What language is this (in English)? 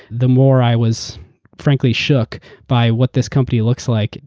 English